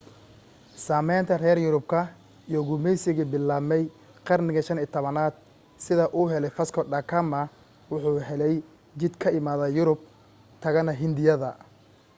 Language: Somali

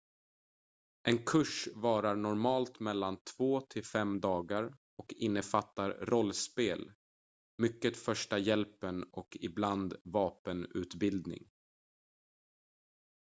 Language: Swedish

